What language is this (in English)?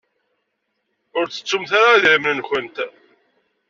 Kabyle